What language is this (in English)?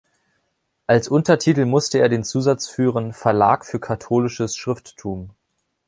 German